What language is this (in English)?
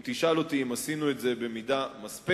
Hebrew